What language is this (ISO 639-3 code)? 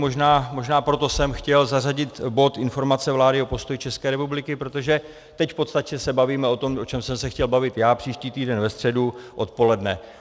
ces